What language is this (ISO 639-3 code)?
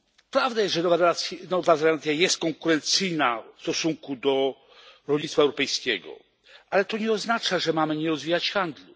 pol